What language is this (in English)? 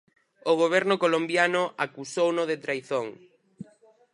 Galician